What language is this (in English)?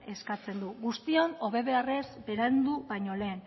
Basque